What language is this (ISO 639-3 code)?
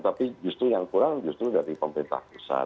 ind